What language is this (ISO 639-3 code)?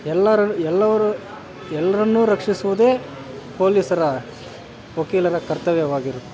kan